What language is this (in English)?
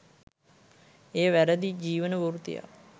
Sinhala